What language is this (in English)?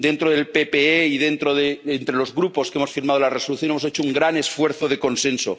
Spanish